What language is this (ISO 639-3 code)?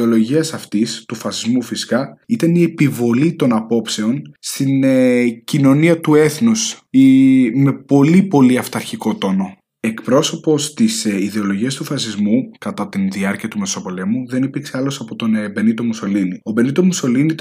ell